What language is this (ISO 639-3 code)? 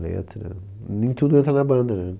por